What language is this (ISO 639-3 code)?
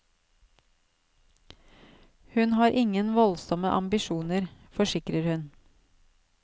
nor